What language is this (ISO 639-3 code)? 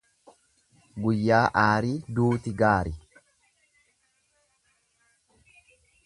orm